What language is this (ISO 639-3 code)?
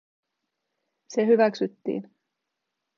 fin